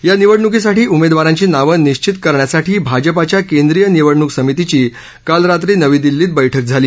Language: Marathi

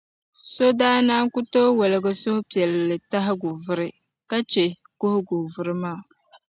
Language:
Dagbani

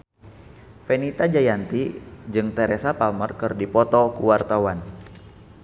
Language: Sundanese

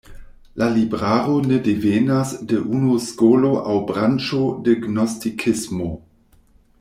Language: Esperanto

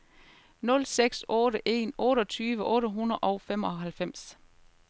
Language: Danish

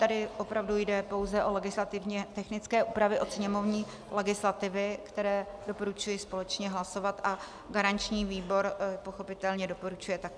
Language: Czech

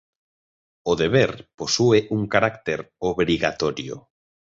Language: Galician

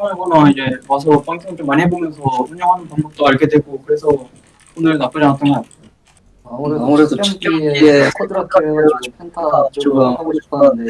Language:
Korean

